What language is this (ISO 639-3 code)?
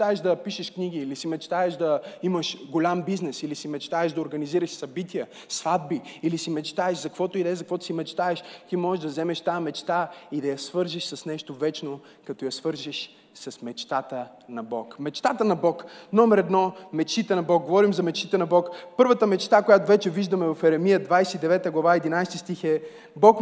bul